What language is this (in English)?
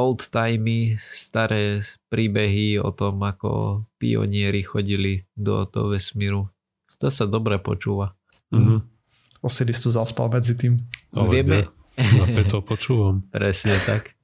Slovak